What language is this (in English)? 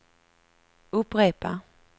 Swedish